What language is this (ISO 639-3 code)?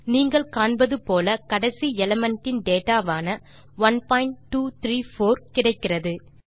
tam